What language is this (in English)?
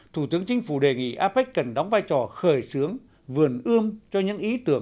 Vietnamese